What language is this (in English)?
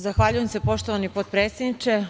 Serbian